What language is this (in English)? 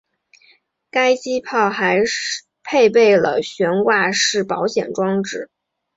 Chinese